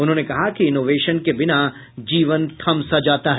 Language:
Hindi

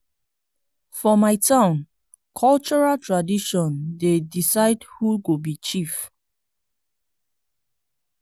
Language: Nigerian Pidgin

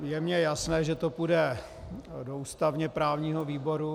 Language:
Czech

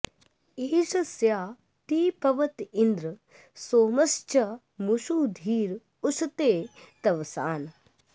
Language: Sanskrit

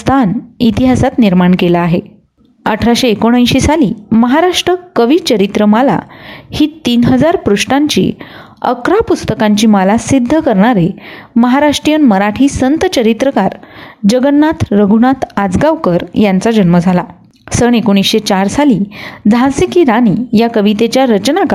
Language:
Marathi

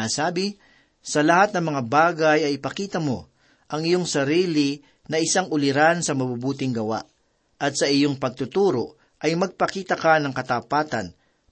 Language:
Filipino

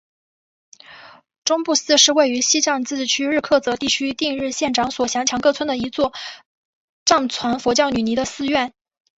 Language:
Chinese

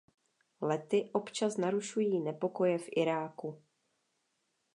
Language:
Czech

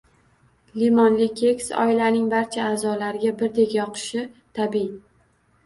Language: Uzbek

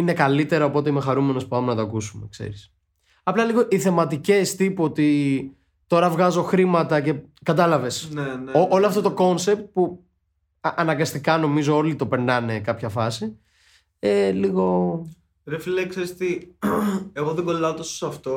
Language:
Greek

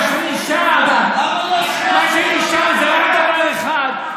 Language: Hebrew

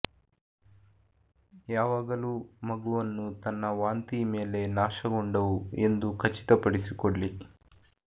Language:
Kannada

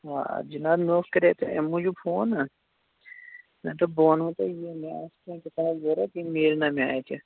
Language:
Kashmiri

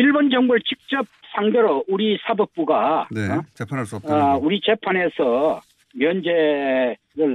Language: Korean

